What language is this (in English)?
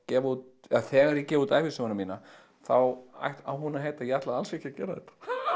Icelandic